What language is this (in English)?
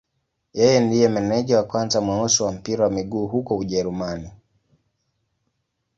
Swahili